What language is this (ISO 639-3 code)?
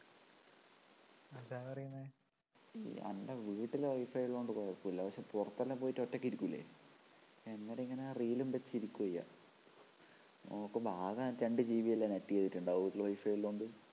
mal